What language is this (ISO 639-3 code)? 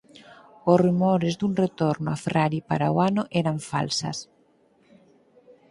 glg